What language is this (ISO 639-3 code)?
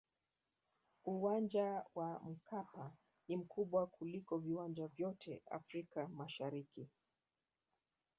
swa